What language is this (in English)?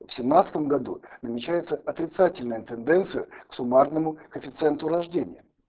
Russian